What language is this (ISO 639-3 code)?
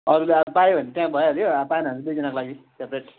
nep